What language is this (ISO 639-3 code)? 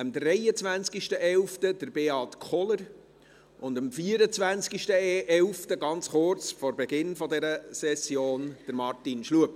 gsw